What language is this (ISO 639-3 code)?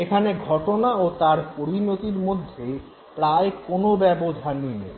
ben